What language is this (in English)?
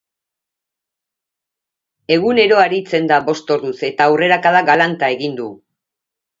Basque